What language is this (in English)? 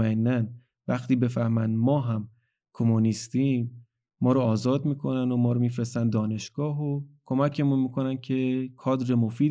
Persian